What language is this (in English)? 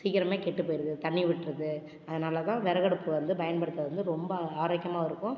Tamil